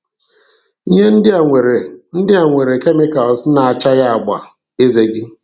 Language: Igbo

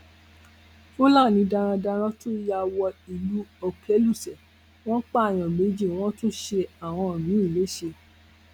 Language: Yoruba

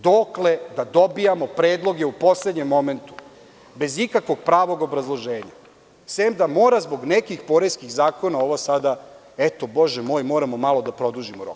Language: Serbian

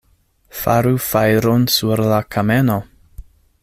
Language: Esperanto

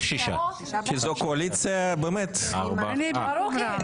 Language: Hebrew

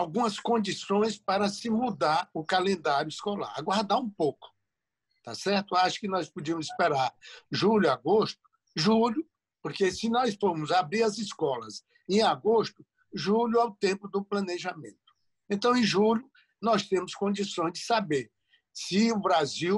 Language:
Portuguese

